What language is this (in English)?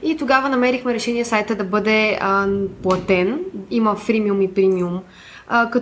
Bulgarian